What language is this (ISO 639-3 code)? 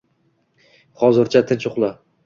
uzb